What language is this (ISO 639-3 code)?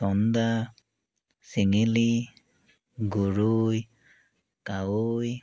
asm